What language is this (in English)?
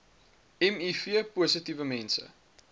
Afrikaans